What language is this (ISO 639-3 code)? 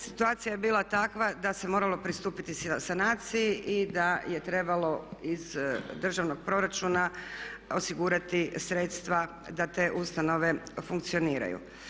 hrv